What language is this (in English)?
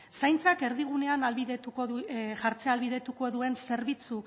Basque